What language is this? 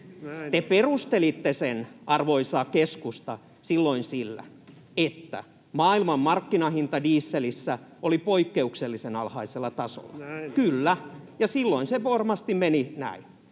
Finnish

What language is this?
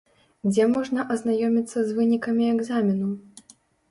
Belarusian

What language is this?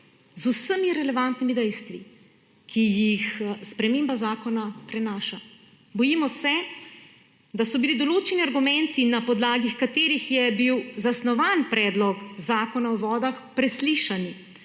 Slovenian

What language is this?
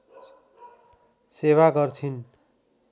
Nepali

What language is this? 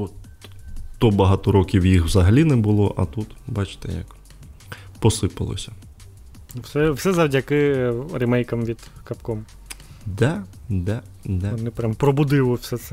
Ukrainian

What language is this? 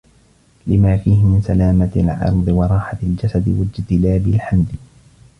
Arabic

